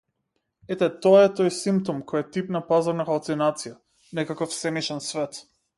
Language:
Macedonian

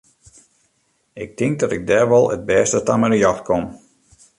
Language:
Western Frisian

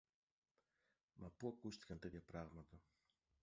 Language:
Greek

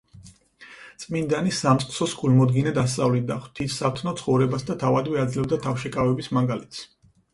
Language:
Georgian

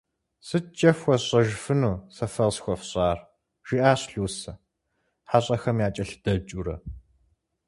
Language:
Kabardian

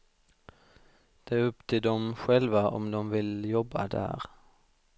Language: Swedish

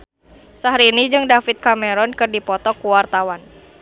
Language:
Sundanese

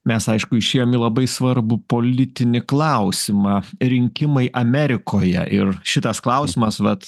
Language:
Lithuanian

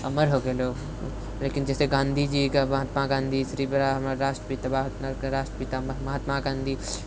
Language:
Maithili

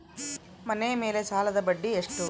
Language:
Kannada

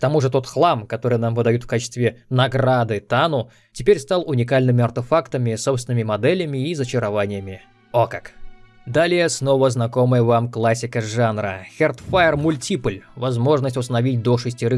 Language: Russian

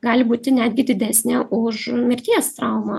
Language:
Lithuanian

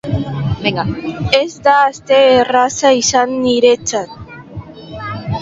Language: Basque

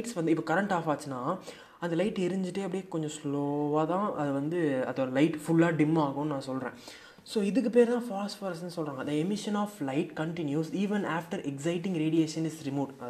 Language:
Tamil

